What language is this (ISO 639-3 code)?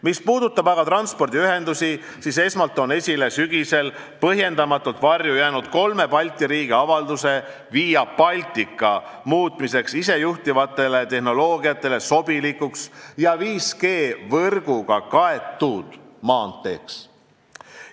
est